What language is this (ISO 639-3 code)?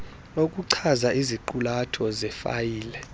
xho